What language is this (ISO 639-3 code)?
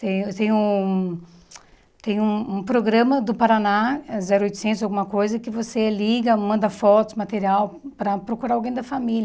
por